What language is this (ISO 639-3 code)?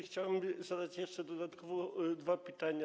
pol